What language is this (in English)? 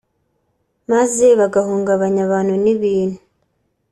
Kinyarwanda